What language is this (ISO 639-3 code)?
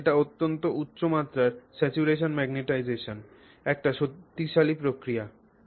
ben